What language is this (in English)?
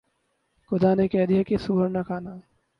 Urdu